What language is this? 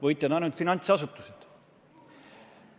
Estonian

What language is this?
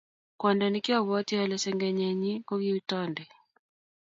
Kalenjin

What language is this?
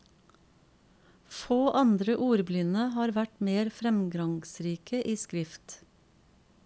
Norwegian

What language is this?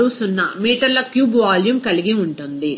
Telugu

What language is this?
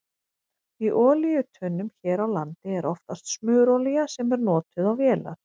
Icelandic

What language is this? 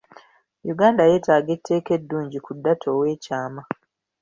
Ganda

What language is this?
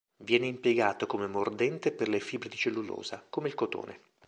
Italian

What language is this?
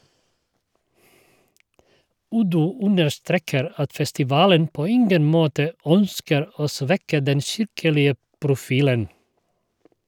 Norwegian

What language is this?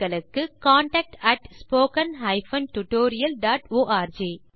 Tamil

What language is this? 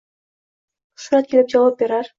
Uzbek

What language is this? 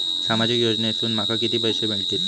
Marathi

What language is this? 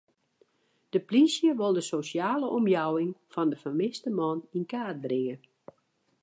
Western Frisian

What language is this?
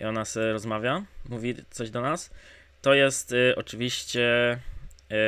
Polish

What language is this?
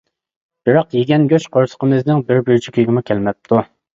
Uyghur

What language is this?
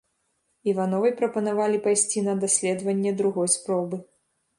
Belarusian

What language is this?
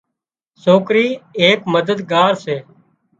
Wadiyara Koli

